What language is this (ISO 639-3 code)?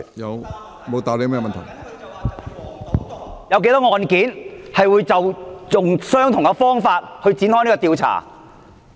yue